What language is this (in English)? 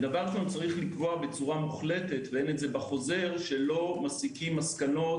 Hebrew